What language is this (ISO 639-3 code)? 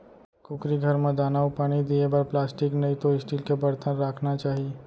hne